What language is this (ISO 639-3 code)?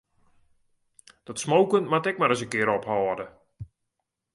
fry